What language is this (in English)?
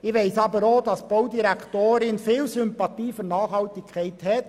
Swiss German